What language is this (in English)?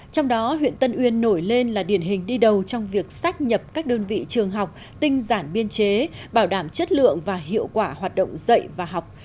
Vietnamese